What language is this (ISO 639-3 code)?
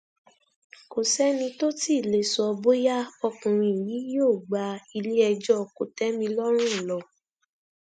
yor